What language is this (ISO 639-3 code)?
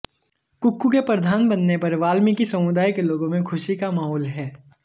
hin